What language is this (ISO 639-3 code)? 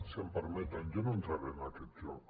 cat